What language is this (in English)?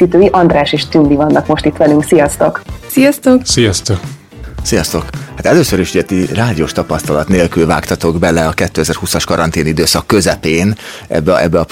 Hungarian